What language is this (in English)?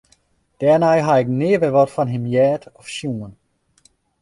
Western Frisian